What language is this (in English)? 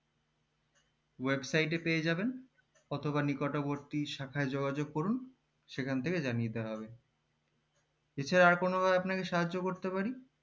Bangla